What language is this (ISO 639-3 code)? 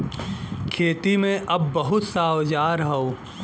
bho